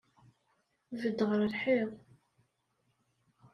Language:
Kabyle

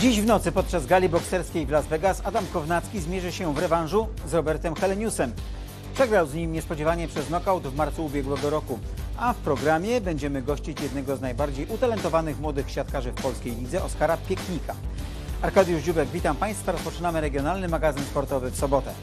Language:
Polish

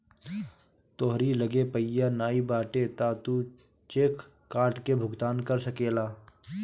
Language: Bhojpuri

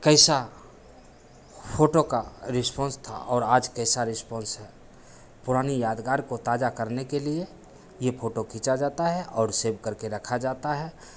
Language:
Hindi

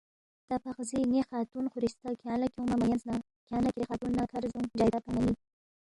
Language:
Balti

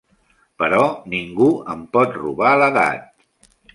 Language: Catalan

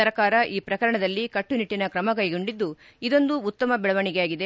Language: Kannada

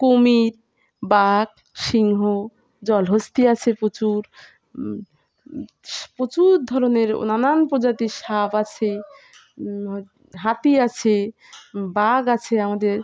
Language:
Bangla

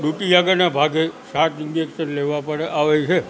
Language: Gujarati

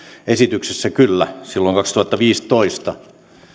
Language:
Finnish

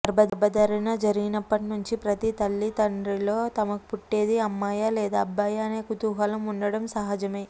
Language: Telugu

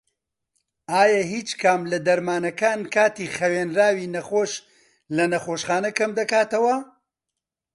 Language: Central Kurdish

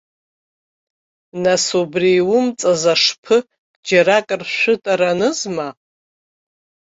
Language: Abkhazian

